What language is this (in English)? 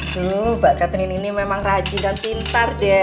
Indonesian